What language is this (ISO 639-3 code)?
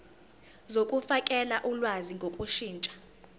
zul